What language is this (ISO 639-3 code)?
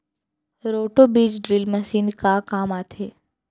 hne